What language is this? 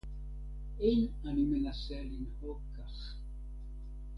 Hebrew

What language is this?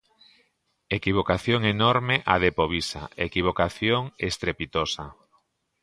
Galician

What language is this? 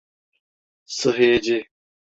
Turkish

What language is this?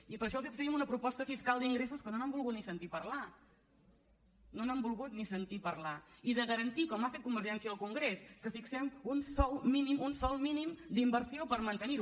Catalan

